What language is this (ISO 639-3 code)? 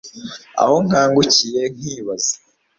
kin